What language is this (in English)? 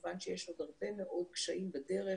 Hebrew